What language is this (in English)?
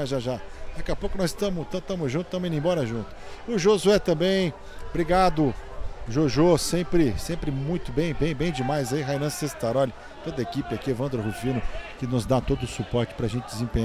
Portuguese